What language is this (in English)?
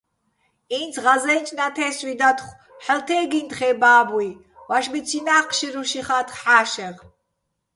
Bats